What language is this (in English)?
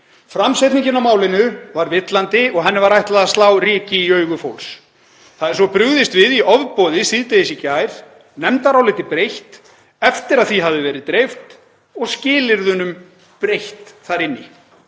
Icelandic